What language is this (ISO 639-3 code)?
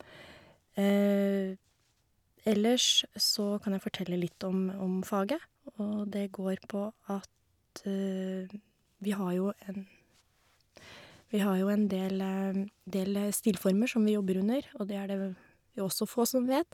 nor